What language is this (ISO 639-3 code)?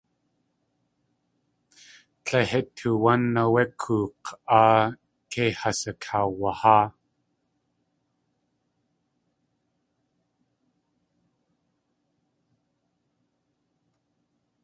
tli